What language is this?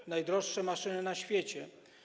Polish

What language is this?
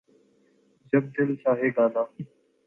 Urdu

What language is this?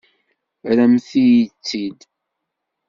Kabyle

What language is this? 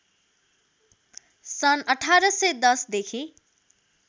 Nepali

